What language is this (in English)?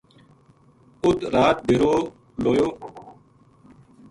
Gujari